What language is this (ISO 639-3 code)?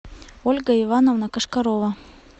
rus